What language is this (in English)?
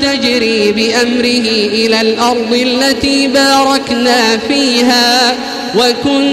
Arabic